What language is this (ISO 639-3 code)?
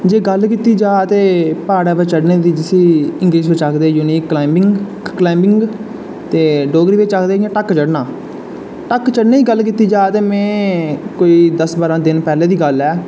doi